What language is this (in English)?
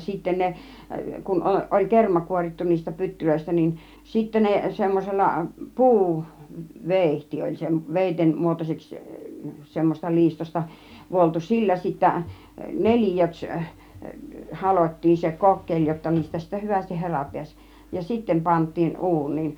Finnish